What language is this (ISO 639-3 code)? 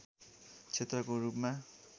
nep